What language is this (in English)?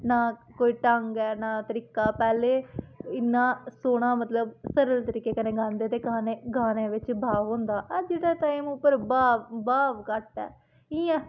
Dogri